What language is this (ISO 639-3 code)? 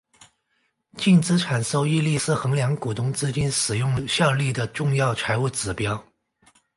zho